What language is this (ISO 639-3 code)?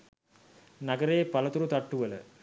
sin